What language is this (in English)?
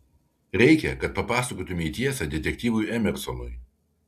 Lithuanian